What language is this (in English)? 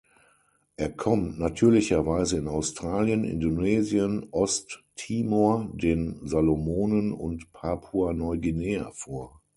German